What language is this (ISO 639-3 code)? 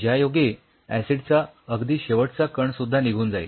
mar